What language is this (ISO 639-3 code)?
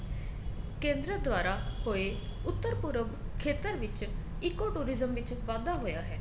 pan